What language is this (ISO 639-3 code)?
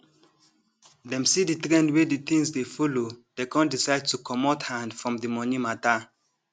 pcm